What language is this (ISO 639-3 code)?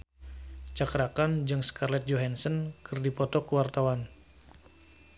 sun